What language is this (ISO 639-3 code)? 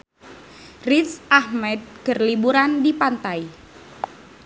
sun